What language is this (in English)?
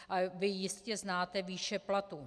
Czech